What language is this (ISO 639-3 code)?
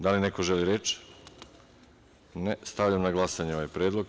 srp